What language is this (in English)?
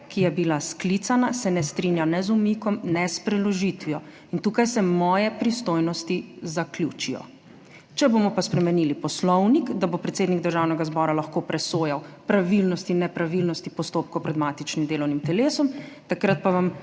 Slovenian